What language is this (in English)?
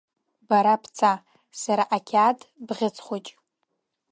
Abkhazian